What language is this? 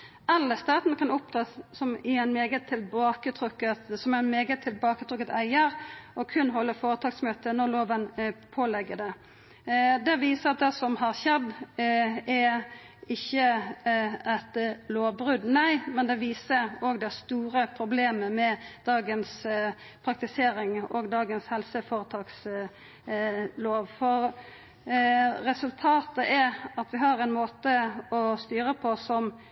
Norwegian Nynorsk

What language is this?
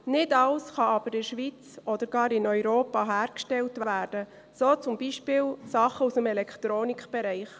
Swiss German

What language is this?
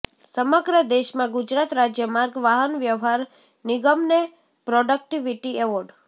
Gujarati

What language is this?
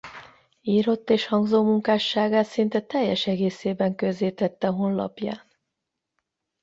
Hungarian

